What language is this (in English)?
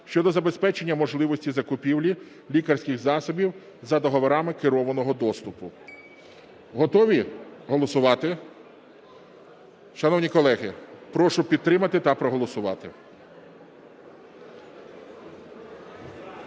Ukrainian